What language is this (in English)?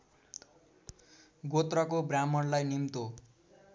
Nepali